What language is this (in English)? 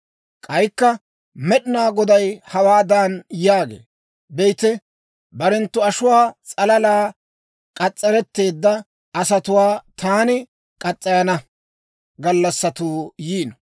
Dawro